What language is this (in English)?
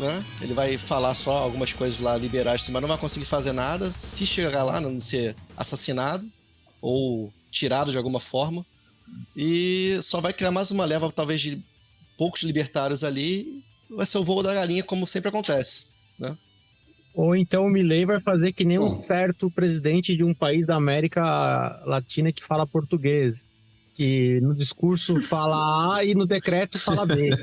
Portuguese